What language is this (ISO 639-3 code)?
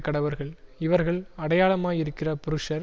tam